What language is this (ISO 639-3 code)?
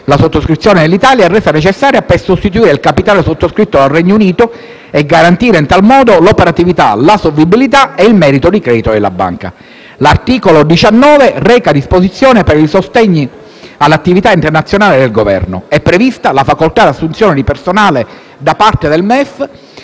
ita